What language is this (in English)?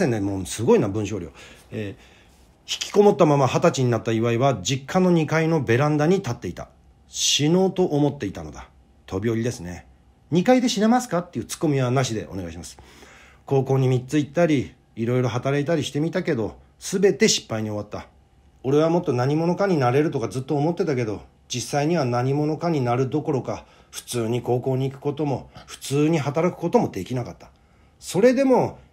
Japanese